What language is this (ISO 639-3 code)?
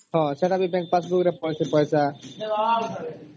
ori